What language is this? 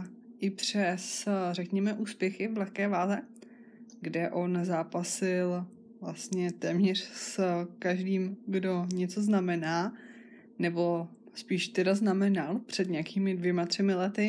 Czech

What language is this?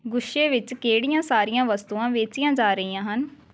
Punjabi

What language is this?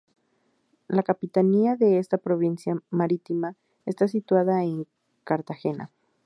Spanish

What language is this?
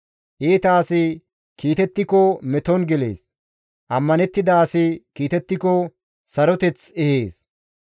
Gamo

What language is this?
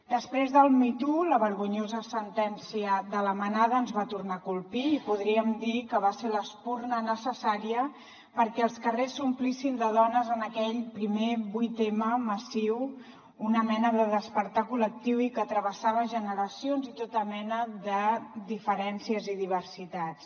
Catalan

